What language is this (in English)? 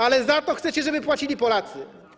Polish